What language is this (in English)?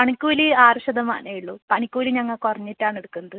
Malayalam